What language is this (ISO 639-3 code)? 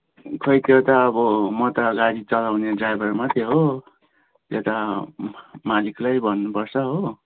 nep